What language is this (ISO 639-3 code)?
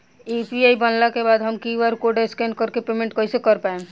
bho